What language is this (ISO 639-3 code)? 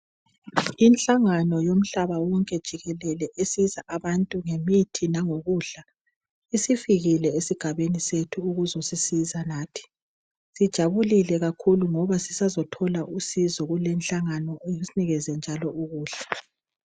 nde